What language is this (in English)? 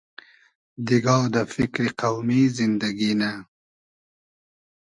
Hazaragi